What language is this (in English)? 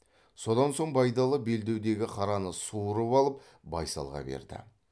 Kazakh